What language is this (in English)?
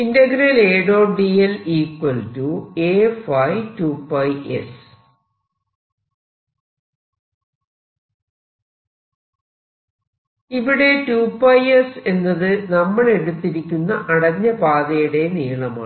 Malayalam